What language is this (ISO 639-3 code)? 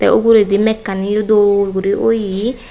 ccp